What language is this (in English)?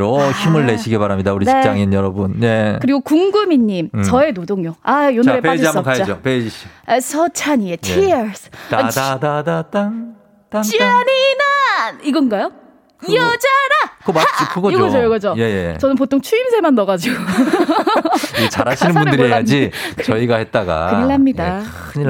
Korean